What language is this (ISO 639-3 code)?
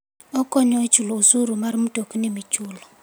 luo